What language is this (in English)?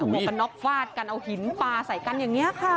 Thai